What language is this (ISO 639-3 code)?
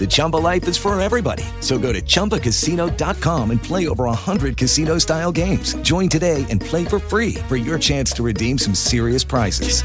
spa